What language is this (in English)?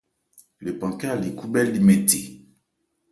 Ebrié